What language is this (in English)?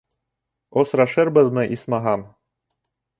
Bashkir